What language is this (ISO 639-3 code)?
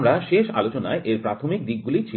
ben